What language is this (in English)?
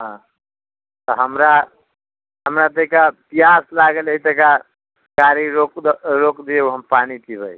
Maithili